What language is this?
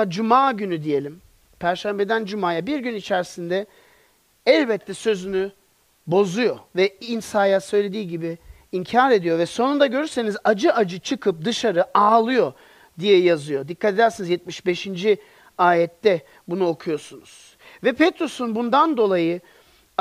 Turkish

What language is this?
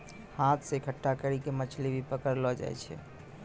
Maithili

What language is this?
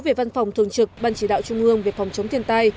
Vietnamese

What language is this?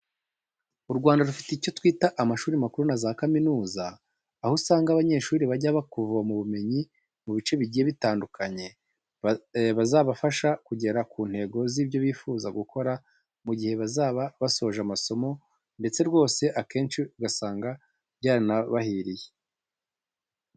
Kinyarwanda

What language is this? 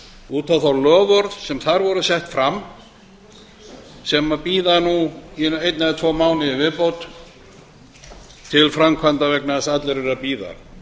Icelandic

